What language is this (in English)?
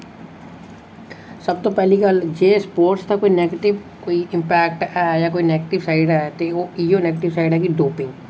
Dogri